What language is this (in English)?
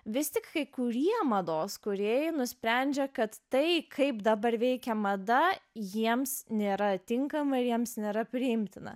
Lithuanian